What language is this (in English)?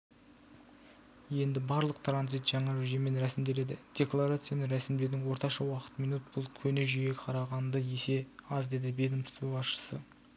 Kazakh